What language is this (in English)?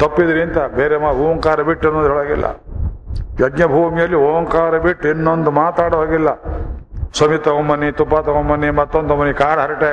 Kannada